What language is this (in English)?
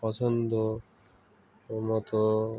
Bangla